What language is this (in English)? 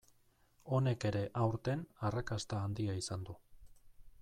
Basque